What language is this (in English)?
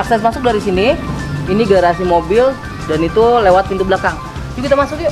Indonesian